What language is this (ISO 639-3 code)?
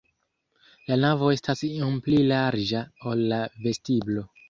epo